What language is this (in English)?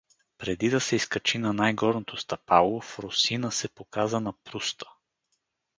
Bulgarian